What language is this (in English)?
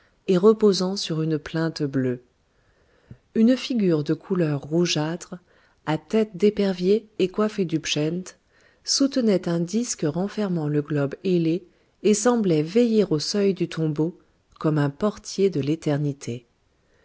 French